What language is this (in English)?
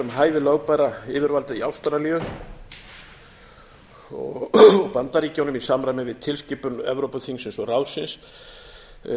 Icelandic